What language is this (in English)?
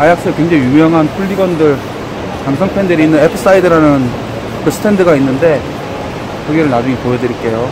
Korean